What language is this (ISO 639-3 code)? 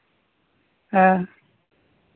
sat